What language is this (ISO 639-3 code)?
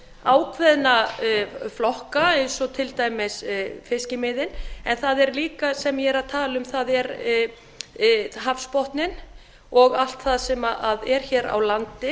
isl